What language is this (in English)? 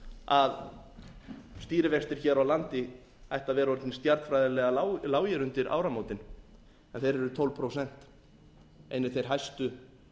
Icelandic